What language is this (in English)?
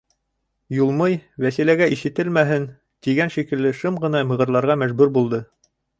Bashkir